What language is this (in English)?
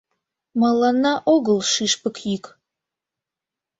Mari